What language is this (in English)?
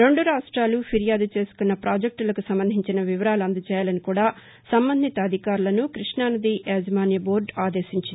Telugu